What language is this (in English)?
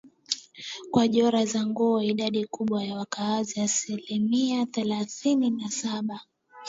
Swahili